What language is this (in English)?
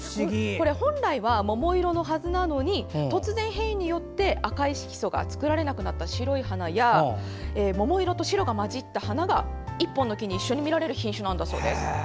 Japanese